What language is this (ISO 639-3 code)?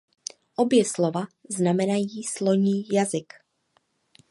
ces